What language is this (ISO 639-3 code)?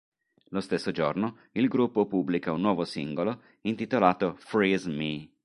ita